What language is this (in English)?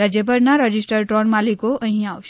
Gujarati